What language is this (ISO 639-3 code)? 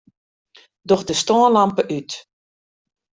fry